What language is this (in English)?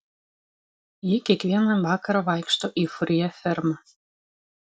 Lithuanian